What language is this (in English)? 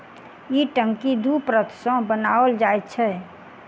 Maithili